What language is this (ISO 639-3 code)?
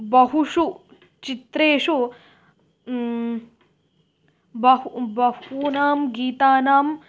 san